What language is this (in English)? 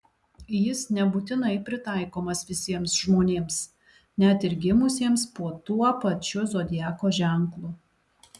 Lithuanian